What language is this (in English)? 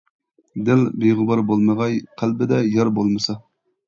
Uyghur